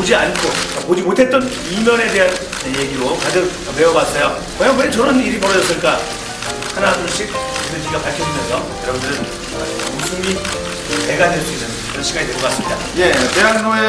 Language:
Korean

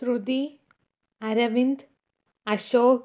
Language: Malayalam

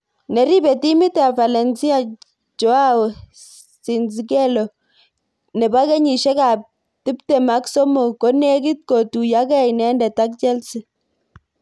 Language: Kalenjin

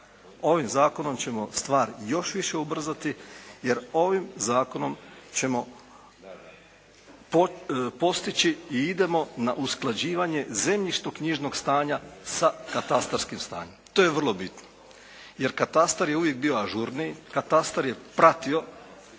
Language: Croatian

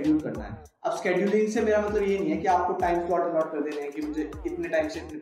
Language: Hindi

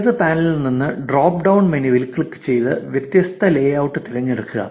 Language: Malayalam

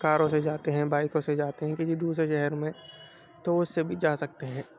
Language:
Urdu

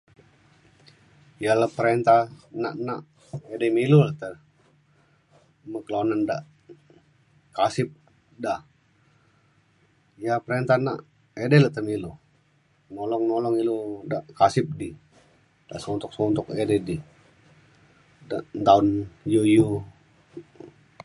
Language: Mainstream Kenyah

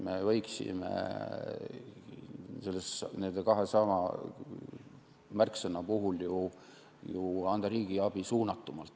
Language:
Estonian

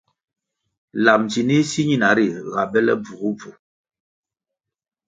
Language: Kwasio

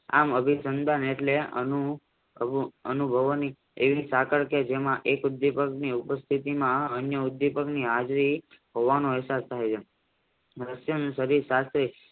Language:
Gujarati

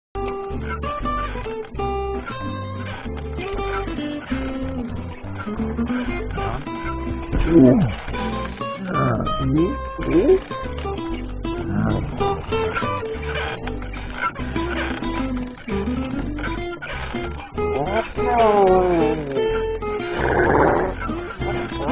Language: English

